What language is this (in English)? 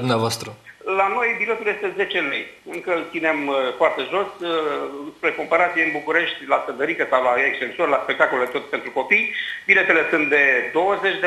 Romanian